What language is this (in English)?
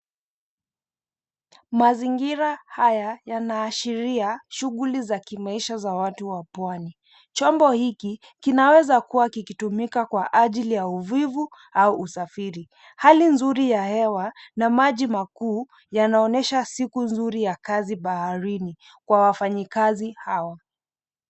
Swahili